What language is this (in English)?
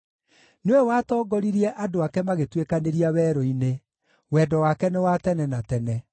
Kikuyu